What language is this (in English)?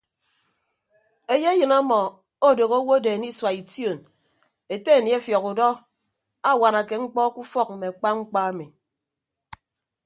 Ibibio